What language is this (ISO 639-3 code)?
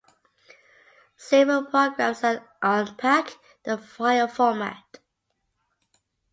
eng